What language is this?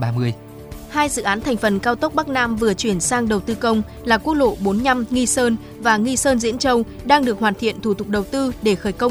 Vietnamese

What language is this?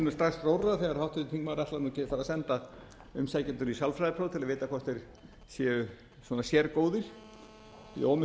Icelandic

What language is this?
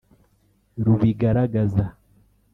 Kinyarwanda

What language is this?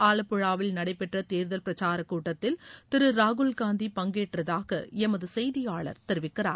Tamil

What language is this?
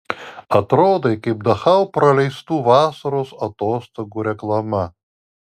Lithuanian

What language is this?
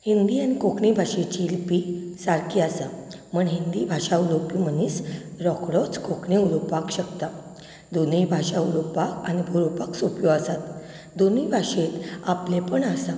Konkani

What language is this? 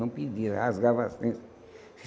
Portuguese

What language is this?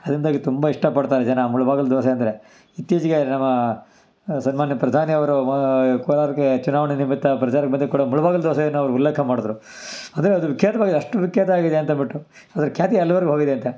Kannada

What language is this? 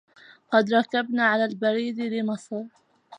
Arabic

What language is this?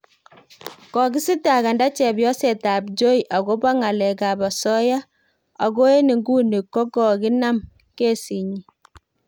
Kalenjin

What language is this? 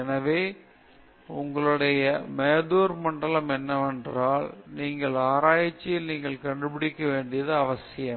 Tamil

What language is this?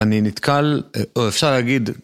Hebrew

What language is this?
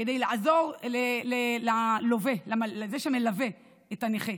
Hebrew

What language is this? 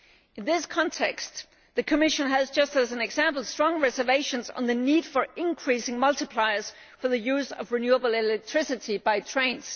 English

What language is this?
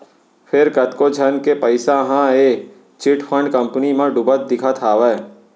Chhattisgarhi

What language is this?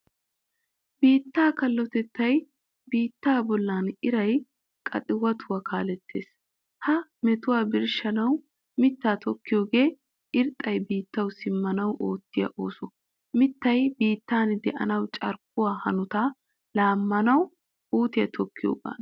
Wolaytta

